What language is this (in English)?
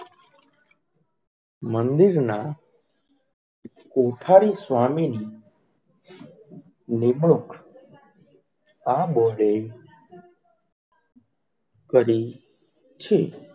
Gujarati